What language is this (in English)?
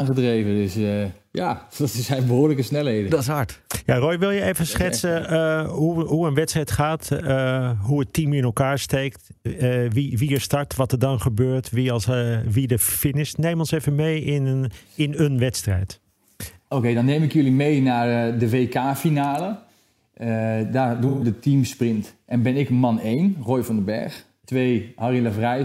Dutch